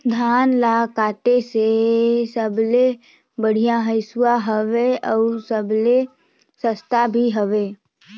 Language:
Chhattisgarhi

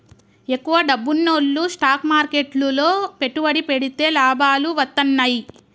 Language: Telugu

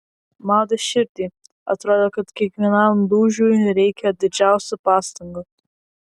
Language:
Lithuanian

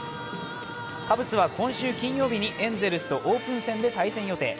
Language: Japanese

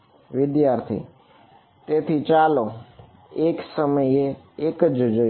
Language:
Gujarati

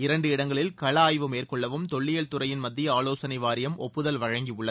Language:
Tamil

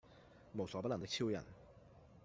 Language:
Cantonese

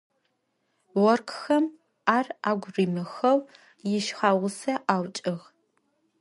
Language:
Adyghe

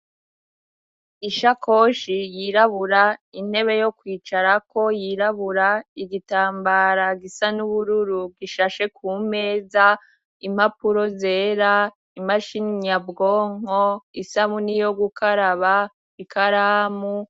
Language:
Rundi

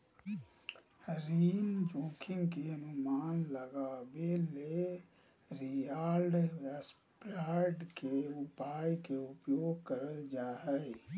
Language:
Magahi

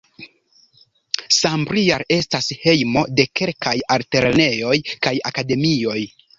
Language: Esperanto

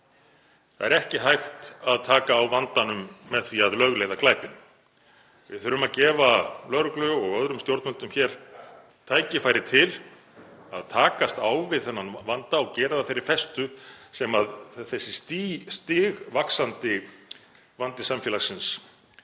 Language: Icelandic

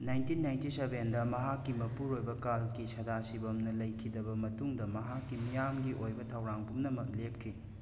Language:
Manipuri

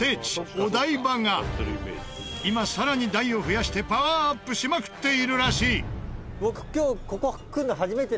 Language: Japanese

